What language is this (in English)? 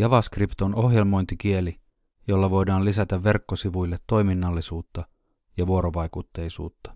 Finnish